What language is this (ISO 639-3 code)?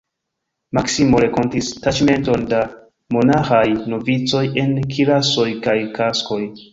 epo